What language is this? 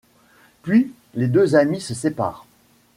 French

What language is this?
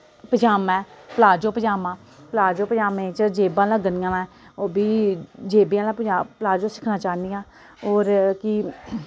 Dogri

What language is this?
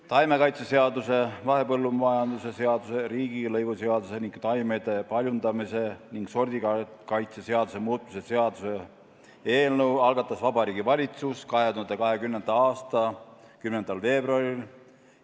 Estonian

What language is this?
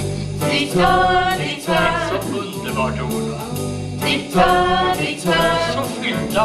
Swedish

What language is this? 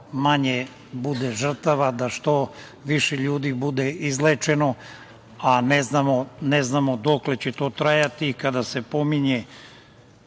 Serbian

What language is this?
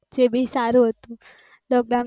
Gujarati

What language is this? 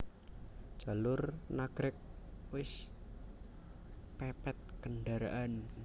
Javanese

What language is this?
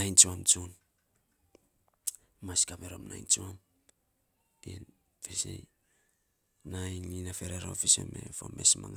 Saposa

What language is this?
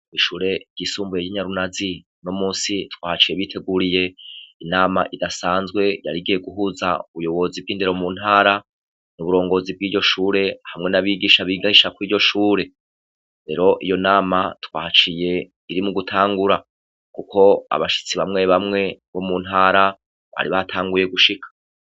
Rundi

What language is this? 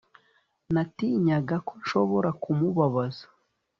Kinyarwanda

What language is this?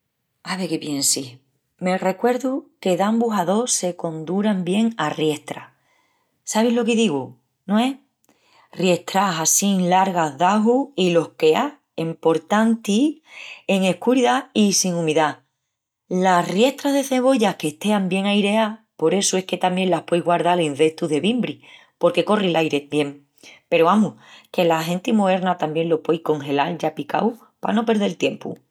Extremaduran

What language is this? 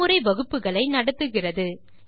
Tamil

